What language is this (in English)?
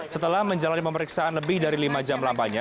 Indonesian